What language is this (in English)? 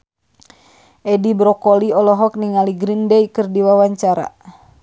Sundanese